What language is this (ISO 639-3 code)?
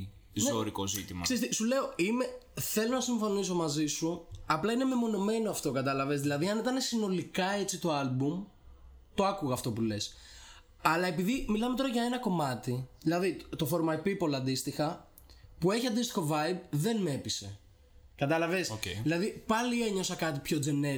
ell